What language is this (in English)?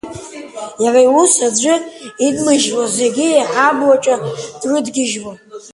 Abkhazian